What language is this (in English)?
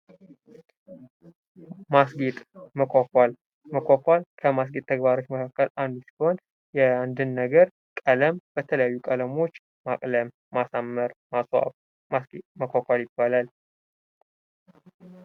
Amharic